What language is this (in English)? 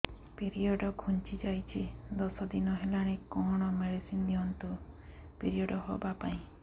Odia